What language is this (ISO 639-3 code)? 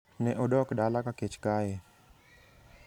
luo